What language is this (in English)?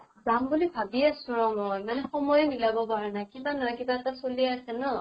Assamese